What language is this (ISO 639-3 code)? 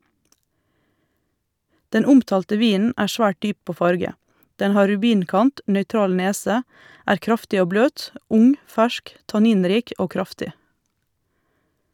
nor